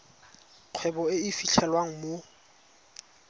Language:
Tswana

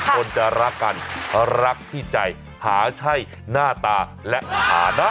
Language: Thai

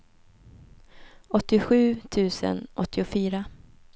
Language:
Swedish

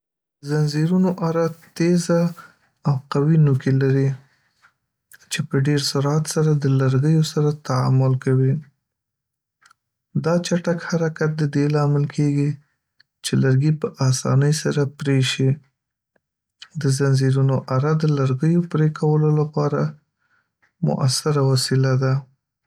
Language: Pashto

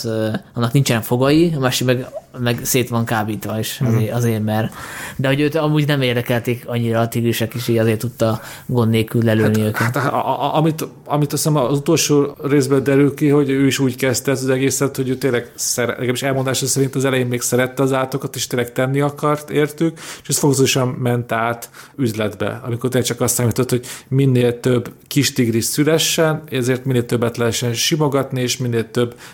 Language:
Hungarian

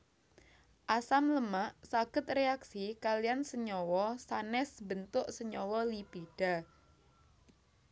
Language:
Javanese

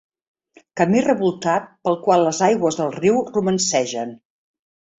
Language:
Catalan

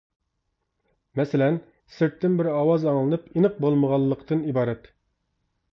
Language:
Uyghur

